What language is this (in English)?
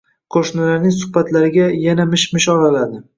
Uzbek